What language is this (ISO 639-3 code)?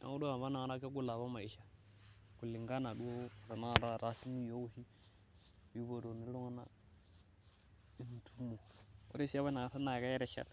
mas